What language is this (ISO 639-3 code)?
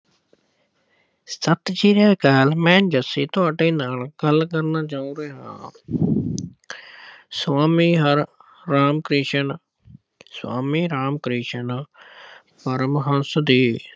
pan